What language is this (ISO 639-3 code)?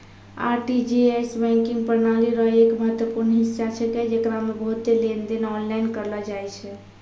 mai